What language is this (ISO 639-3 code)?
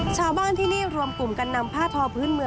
tha